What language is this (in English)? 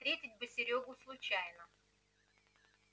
Russian